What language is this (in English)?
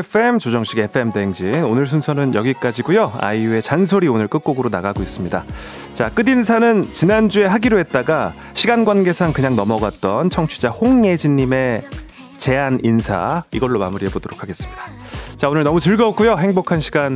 Korean